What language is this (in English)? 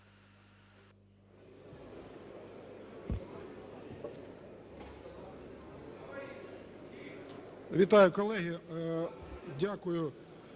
Ukrainian